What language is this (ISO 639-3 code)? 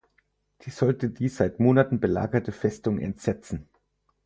deu